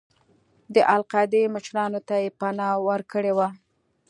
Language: Pashto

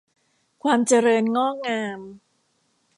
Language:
Thai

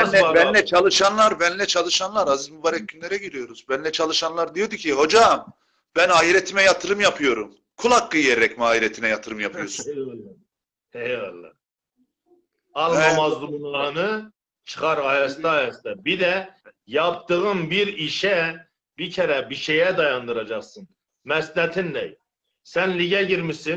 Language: Turkish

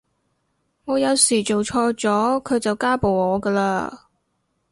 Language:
Cantonese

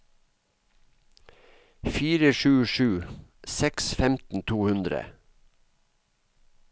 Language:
Norwegian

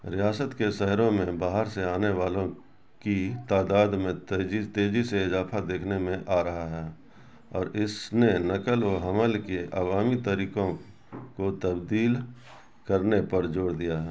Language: Urdu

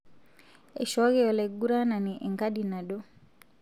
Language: Masai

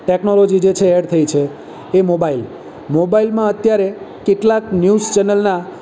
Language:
Gujarati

